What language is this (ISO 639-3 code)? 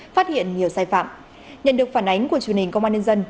vie